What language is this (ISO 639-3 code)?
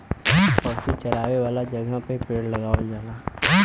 bho